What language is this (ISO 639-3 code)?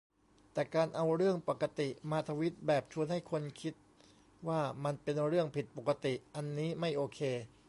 tha